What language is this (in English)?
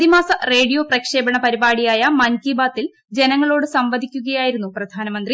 Malayalam